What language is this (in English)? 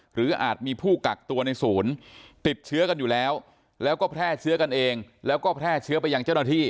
Thai